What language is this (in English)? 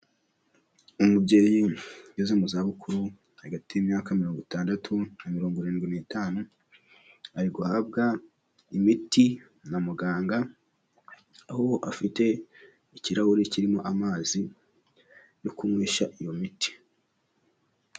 Kinyarwanda